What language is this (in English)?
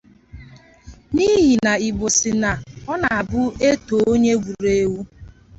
Igbo